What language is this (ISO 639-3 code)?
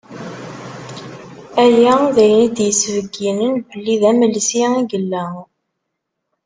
kab